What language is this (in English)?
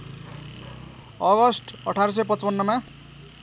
Nepali